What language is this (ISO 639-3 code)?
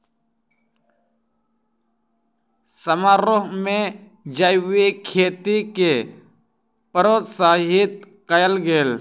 mai